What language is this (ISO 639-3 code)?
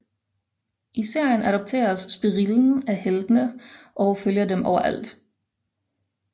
dan